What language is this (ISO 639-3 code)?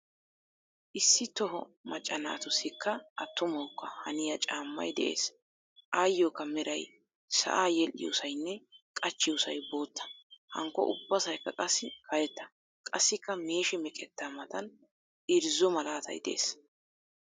wal